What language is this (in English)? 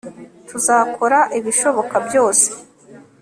Kinyarwanda